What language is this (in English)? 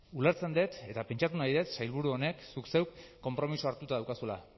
Basque